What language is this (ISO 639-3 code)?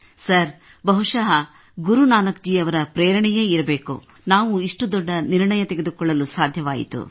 kan